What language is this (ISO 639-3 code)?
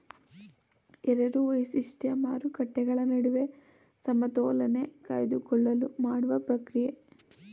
kan